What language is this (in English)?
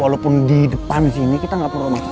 Indonesian